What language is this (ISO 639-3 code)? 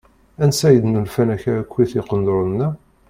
kab